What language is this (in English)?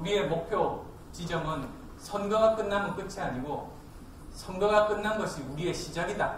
Korean